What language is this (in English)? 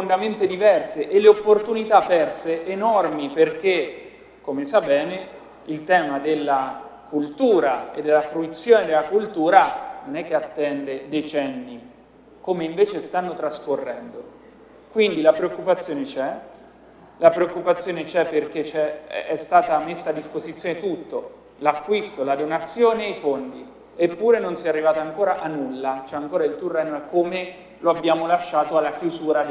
Italian